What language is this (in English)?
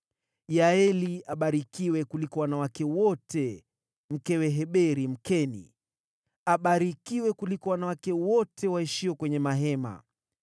Swahili